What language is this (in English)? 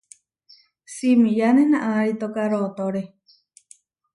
Huarijio